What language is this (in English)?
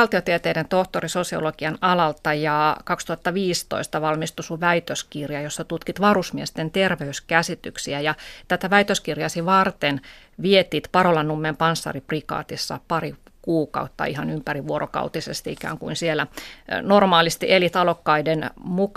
Finnish